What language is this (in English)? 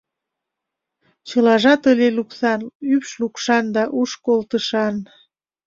Mari